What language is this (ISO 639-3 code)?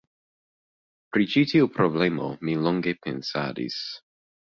epo